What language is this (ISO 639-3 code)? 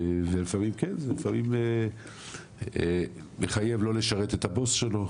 heb